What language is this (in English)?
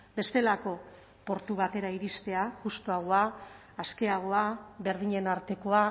Basque